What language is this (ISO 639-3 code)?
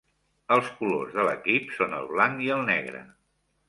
cat